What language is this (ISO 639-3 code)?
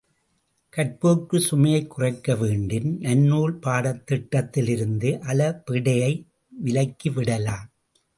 tam